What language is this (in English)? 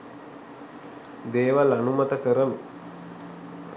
Sinhala